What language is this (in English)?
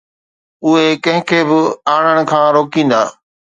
Sindhi